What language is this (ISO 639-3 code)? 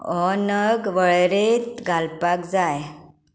kok